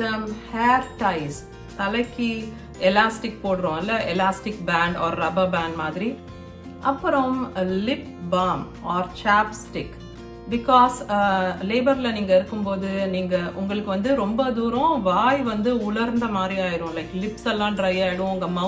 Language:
Romanian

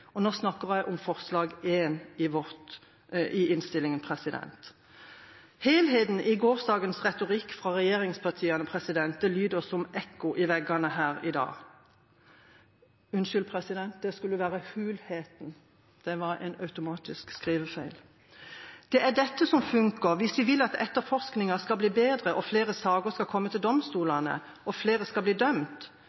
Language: Norwegian Bokmål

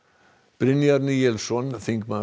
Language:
Icelandic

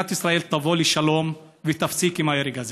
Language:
Hebrew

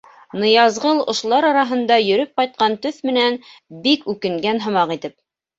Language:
Bashkir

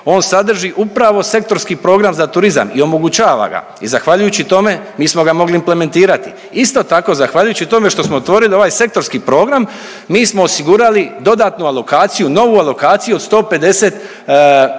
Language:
Croatian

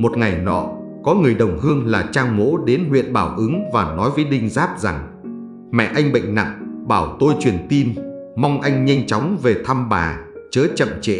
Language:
Vietnamese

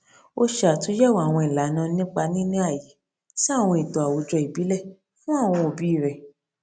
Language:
Yoruba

